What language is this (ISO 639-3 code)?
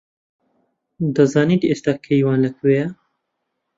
ckb